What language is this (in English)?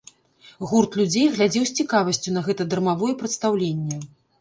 Belarusian